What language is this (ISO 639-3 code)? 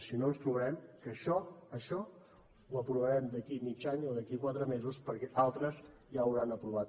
cat